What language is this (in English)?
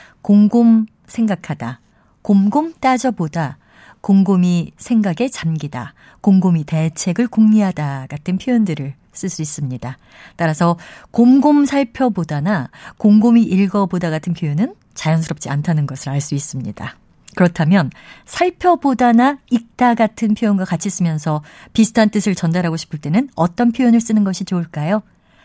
Korean